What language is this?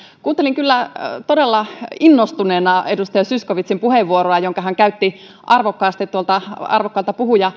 Finnish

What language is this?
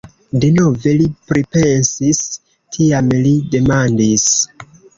Esperanto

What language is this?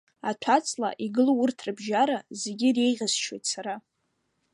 Abkhazian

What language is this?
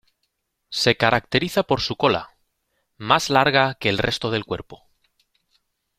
Spanish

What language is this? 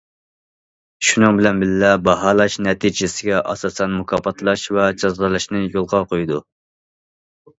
Uyghur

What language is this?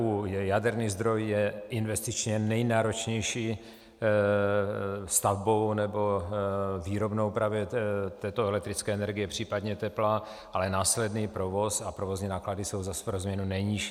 Czech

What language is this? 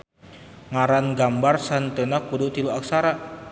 Sundanese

